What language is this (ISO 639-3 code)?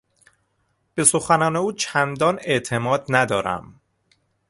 fas